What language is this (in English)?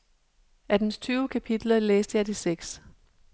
Danish